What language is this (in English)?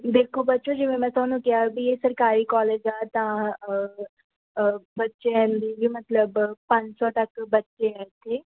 Punjabi